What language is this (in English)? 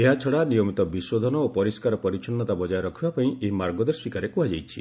Odia